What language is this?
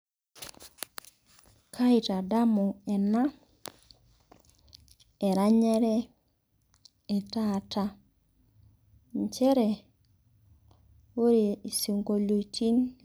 Masai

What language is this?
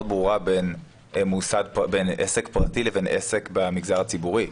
Hebrew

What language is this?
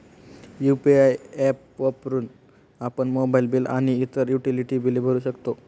Marathi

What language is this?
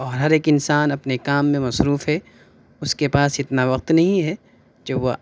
Urdu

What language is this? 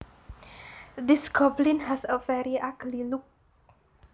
Javanese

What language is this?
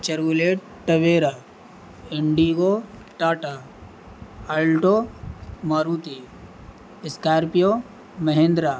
Urdu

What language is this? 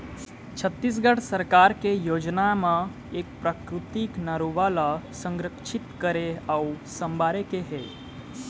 Chhattisgarhi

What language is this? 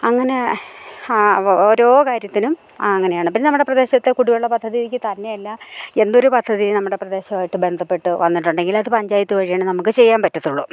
Malayalam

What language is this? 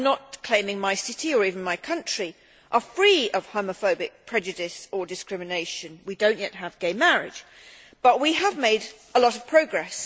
English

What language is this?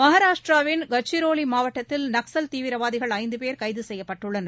Tamil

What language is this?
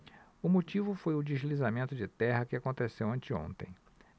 Portuguese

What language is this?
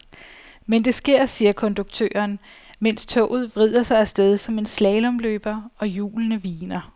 Danish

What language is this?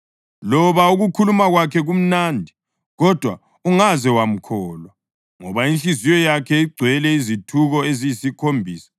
North Ndebele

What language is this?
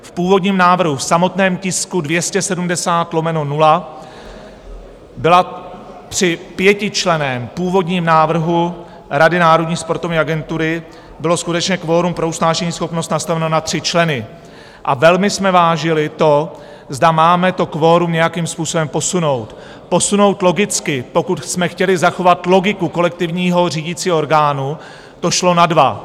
Czech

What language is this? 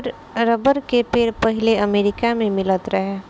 Bhojpuri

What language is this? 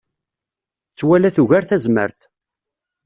Kabyle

